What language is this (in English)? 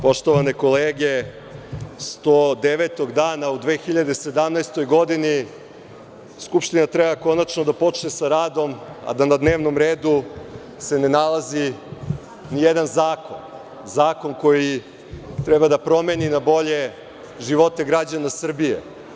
Serbian